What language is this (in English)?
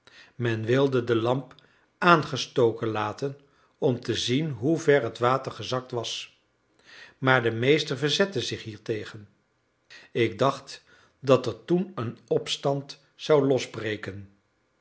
Dutch